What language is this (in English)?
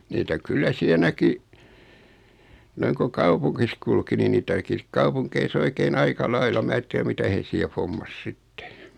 Finnish